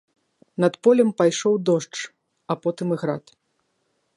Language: Belarusian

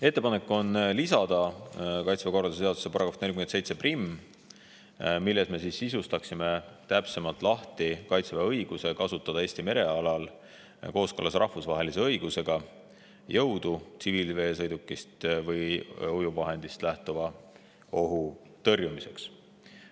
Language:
Estonian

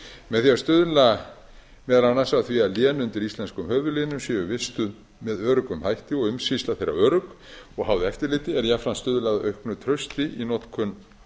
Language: Icelandic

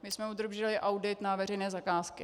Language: Czech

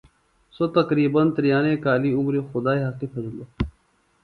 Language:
Phalura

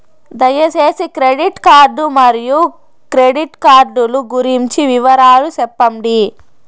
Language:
Telugu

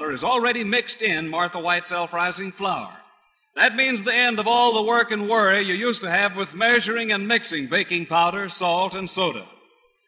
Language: English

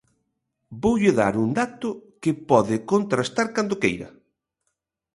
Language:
Galician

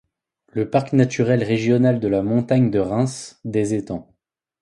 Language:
French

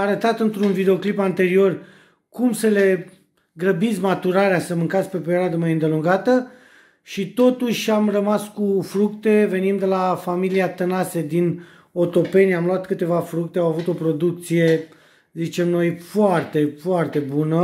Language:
Romanian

